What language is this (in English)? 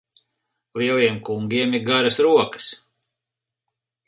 Latvian